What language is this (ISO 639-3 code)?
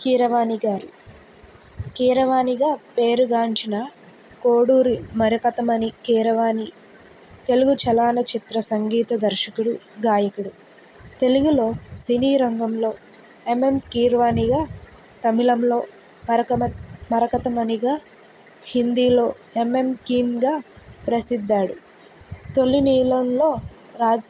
tel